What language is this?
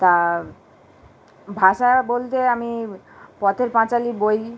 Bangla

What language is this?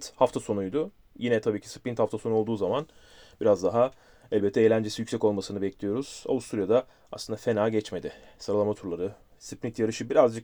Turkish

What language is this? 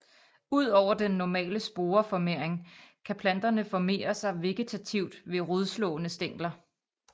Danish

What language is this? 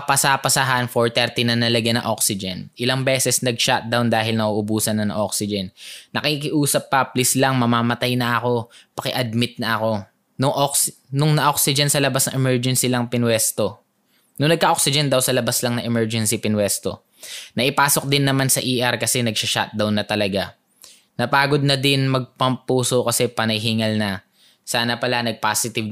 Filipino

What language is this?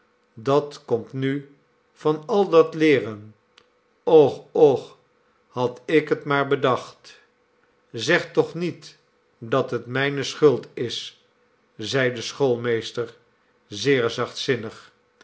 Dutch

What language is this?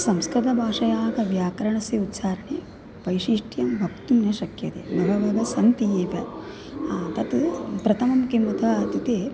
Sanskrit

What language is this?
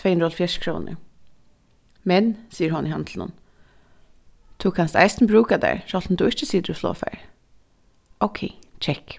Faroese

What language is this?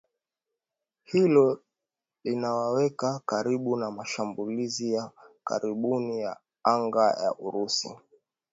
Swahili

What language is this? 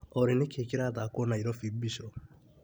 Kikuyu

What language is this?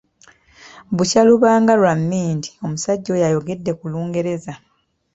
Ganda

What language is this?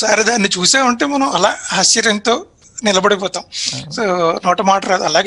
Hindi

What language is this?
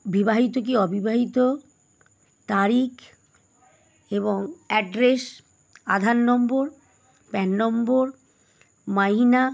Bangla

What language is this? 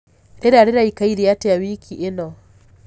Kikuyu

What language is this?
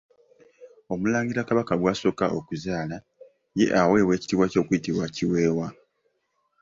Ganda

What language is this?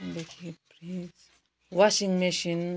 Nepali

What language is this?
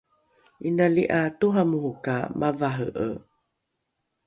Rukai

